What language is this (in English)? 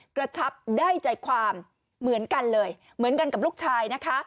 Thai